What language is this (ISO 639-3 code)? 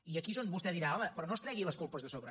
cat